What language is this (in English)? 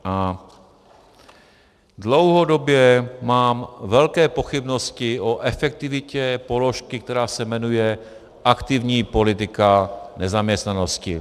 Czech